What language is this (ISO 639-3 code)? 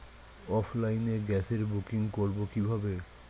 ben